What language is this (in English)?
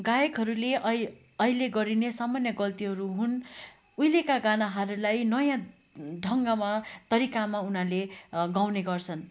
Nepali